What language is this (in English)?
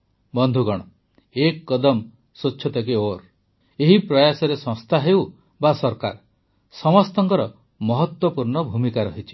Odia